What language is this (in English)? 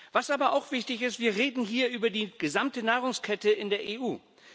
German